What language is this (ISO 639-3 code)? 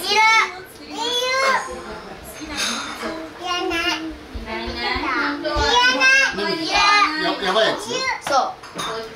jpn